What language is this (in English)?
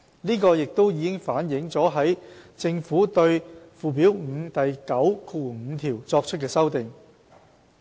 Cantonese